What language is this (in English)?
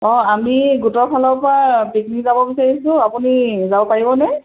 Assamese